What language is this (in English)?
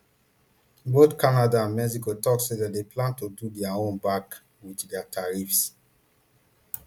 Nigerian Pidgin